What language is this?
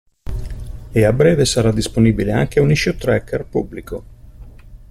Italian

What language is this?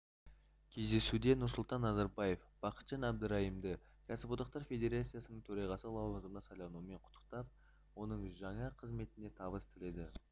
Kazakh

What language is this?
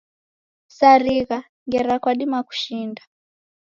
Taita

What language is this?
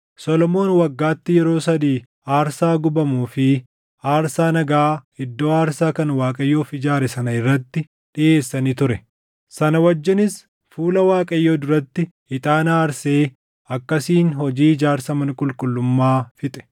Oromo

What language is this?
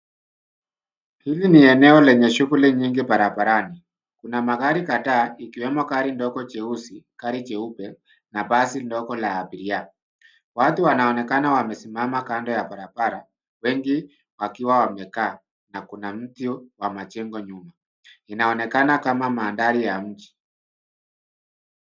Swahili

